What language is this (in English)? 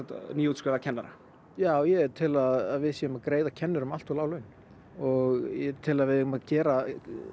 Icelandic